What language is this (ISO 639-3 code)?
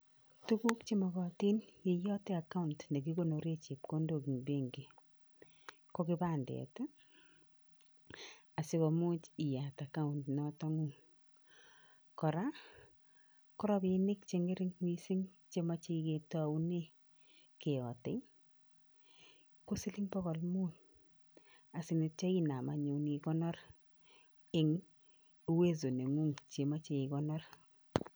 kln